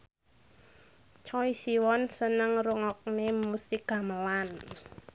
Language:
Javanese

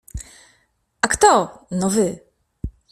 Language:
Polish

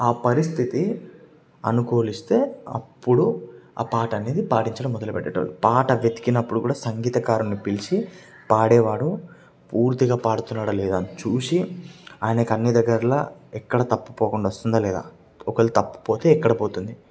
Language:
Telugu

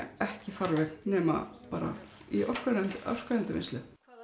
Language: Icelandic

